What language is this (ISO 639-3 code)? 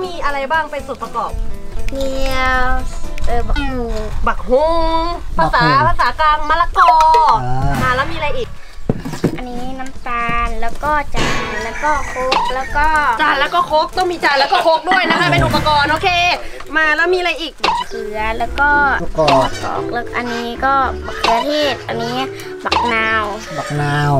tha